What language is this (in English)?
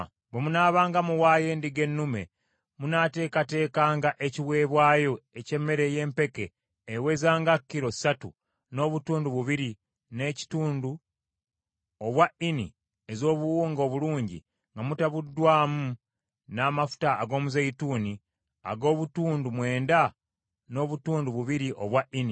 Ganda